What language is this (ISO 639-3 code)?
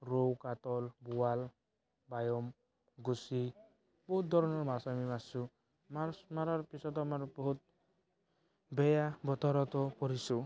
asm